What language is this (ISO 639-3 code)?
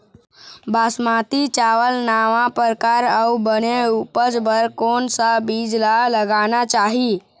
hne